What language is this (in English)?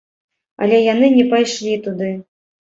Belarusian